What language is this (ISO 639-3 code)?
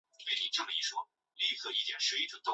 zho